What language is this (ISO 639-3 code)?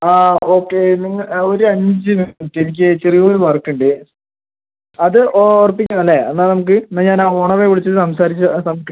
mal